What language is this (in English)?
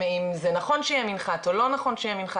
Hebrew